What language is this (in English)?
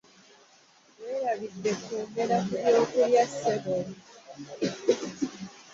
Ganda